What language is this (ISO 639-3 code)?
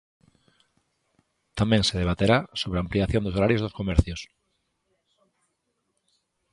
glg